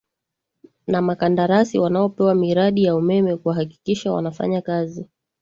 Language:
Swahili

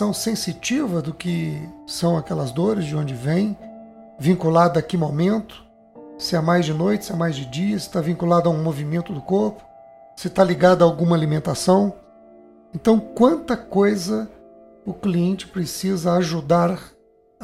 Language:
Portuguese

